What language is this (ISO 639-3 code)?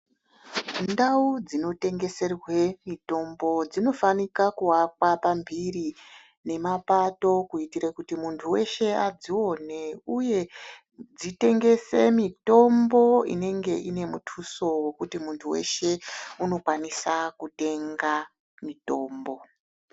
ndc